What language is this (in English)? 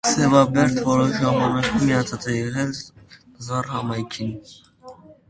Armenian